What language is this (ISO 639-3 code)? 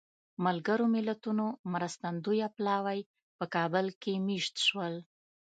pus